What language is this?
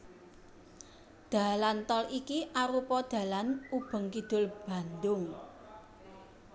Javanese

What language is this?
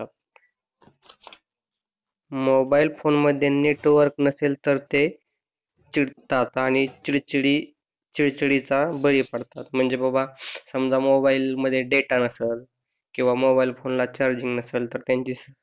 Marathi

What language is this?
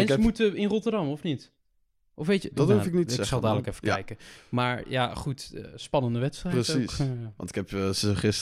Dutch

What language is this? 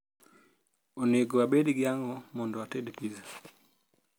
Luo (Kenya and Tanzania)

